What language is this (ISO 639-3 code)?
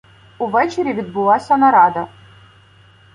ukr